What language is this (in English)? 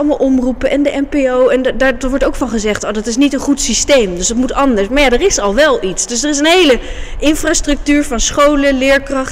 Dutch